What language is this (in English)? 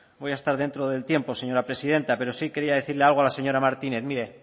Spanish